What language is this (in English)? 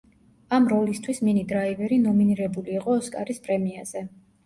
Georgian